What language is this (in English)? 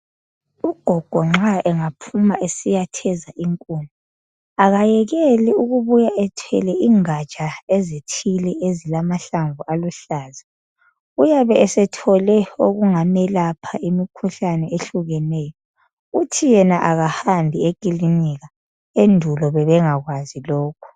North Ndebele